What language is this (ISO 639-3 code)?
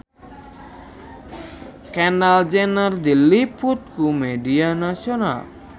sun